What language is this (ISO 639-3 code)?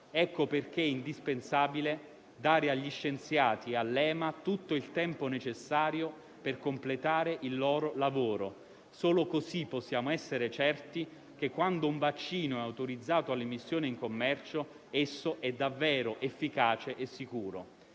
ita